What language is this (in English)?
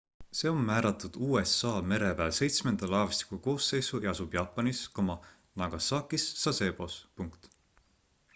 Estonian